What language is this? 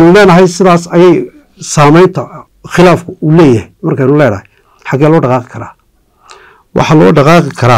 Arabic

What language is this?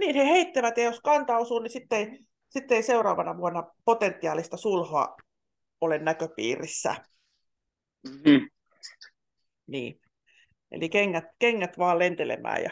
Finnish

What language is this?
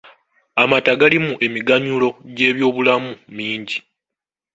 Ganda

